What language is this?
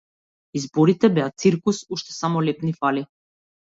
Macedonian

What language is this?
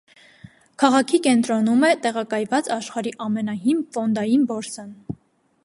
Armenian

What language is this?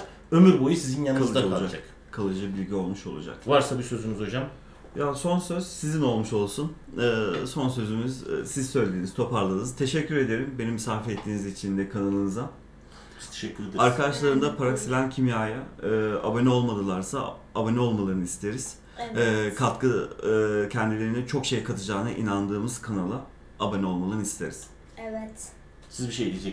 Turkish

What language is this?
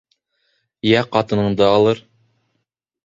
Bashkir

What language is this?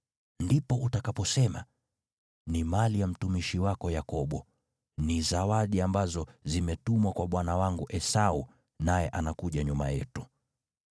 Swahili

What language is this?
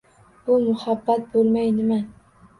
Uzbek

